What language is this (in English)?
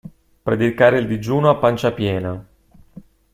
Italian